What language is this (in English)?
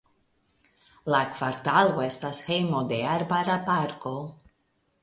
Esperanto